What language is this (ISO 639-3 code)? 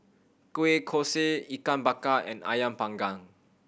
eng